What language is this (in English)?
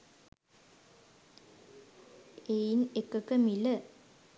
Sinhala